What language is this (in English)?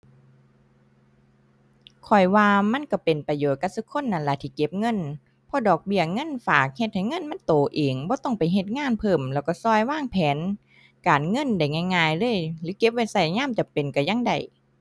Thai